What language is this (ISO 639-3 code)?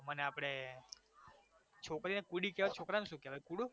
guj